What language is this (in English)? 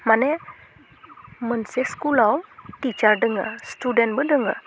Bodo